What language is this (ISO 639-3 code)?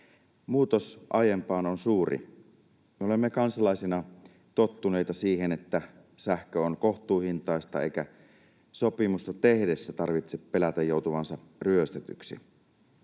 fin